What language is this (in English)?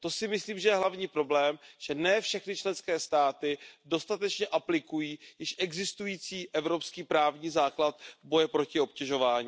Czech